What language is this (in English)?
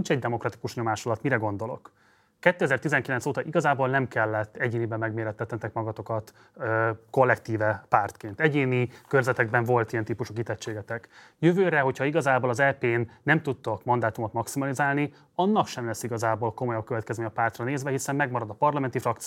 Hungarian